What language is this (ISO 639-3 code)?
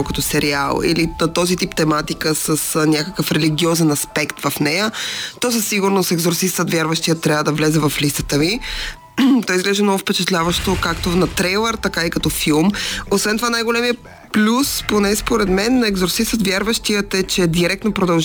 bul